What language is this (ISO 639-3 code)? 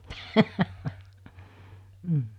fin